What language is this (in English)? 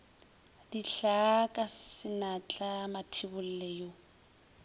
Northern Sotho